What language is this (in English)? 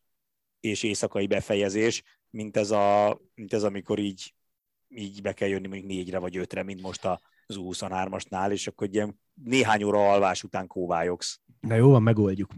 Hungarian